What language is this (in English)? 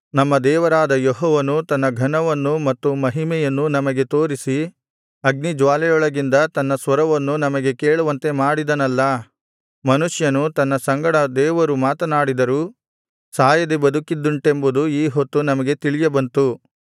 Kannada